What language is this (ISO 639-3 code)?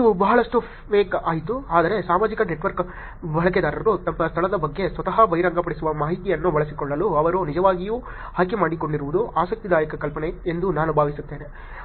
kan